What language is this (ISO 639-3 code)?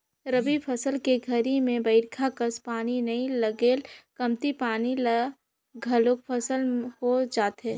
hne